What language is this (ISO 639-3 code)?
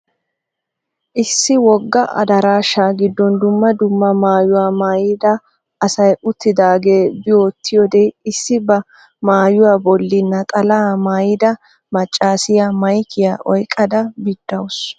wal